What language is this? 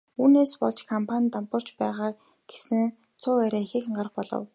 Mongolian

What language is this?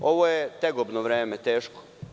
Serbian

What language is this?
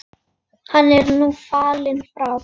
Icelandic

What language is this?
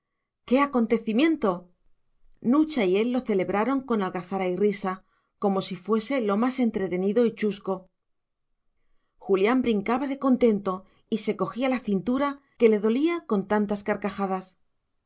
Spanish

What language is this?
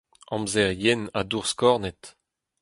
Breton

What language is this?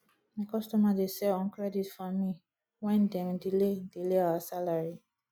Nigerian Pidgin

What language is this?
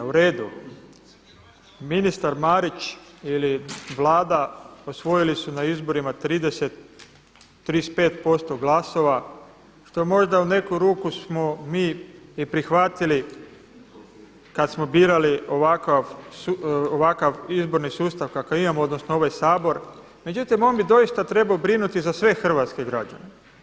Croatian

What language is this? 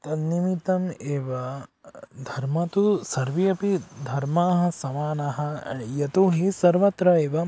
Sanskrit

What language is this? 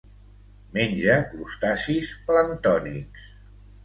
Catalan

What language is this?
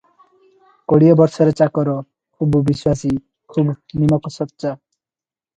Odia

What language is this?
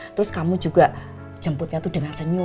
Indonesian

